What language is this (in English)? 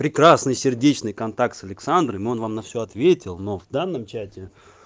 Russian